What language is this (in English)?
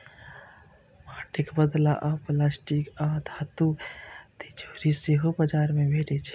Maithili